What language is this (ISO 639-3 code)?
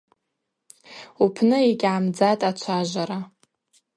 abq